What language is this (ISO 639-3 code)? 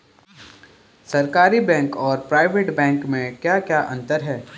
hin